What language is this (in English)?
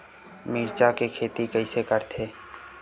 Chhattisgarhi